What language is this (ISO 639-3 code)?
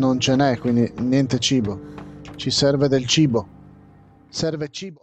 ita